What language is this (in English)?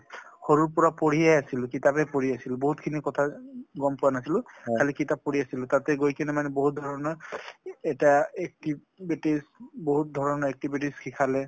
Assamese